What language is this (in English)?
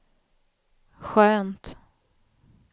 Swedish